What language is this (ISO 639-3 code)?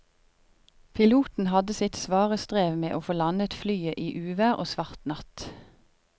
nor